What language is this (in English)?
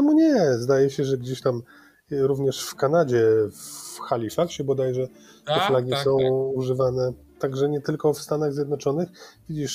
Polish